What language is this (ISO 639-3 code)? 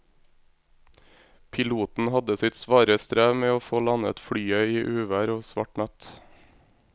nor